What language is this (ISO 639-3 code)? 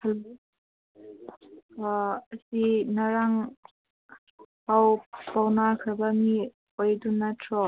mni